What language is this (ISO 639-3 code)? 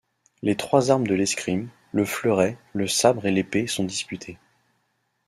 fra